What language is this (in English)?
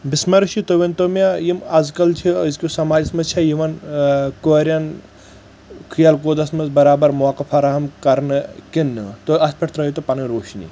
Kashmiri